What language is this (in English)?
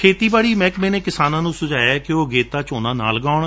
Punjabi